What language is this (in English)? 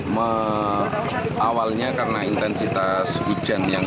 Indonesian